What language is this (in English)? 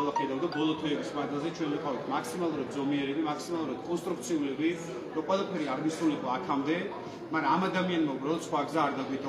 Romanian